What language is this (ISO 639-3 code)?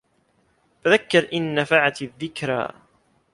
ara